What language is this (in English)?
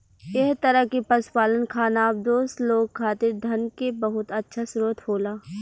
Bhojpuri